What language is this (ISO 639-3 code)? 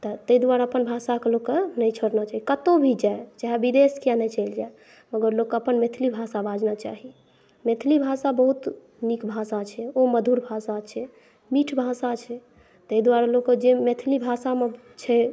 mai